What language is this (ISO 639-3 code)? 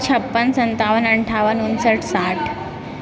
mai